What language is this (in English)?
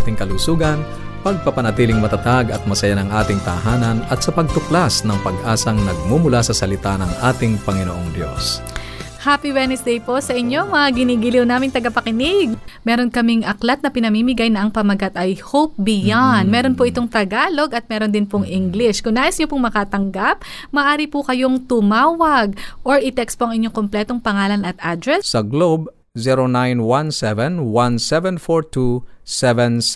Filipino